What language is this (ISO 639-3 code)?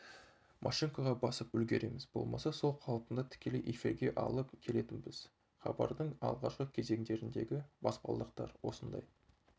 kaz